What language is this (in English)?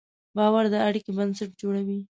Pashto